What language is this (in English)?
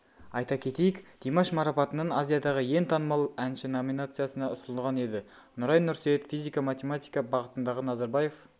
Kazakh